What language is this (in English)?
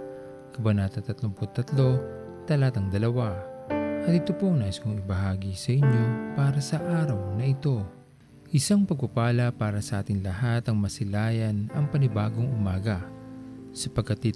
Filipino